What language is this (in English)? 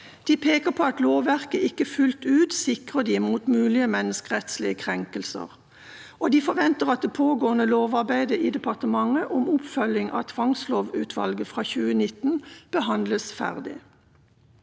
Norwegian